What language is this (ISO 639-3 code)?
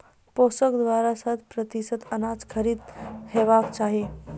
mai